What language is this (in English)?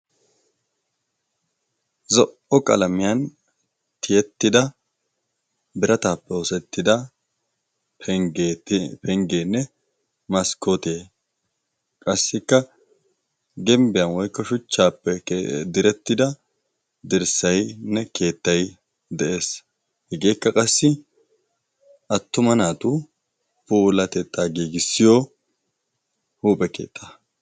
Wolaytta